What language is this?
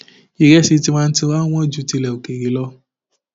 Yoruba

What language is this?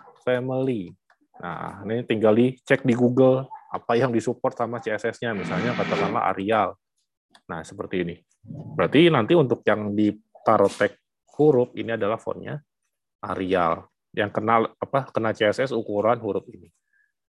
Indonesian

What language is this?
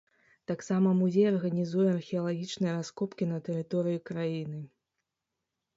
Belarusian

